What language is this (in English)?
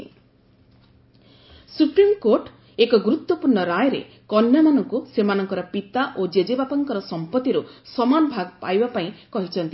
Odia